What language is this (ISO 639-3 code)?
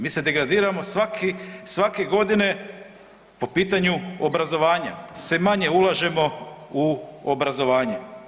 hrv